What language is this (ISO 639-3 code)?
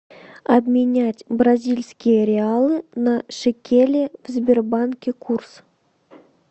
rus